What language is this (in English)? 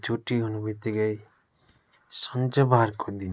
Nepali